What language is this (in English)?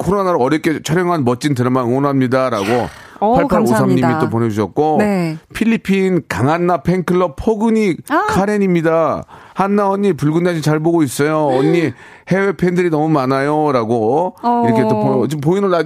Korean